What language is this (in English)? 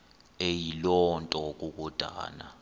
Xhosa